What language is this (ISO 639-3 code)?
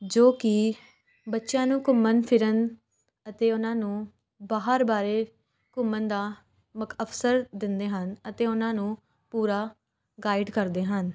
pan